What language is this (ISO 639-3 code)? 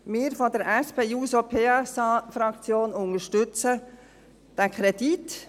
gsw